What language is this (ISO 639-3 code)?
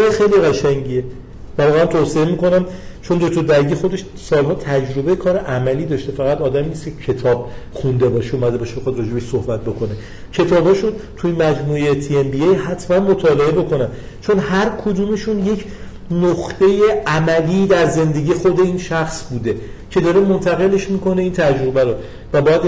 fas